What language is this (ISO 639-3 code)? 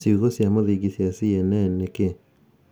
kik